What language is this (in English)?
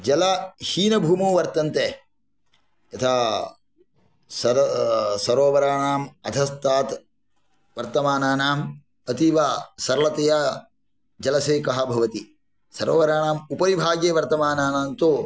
Sanskrit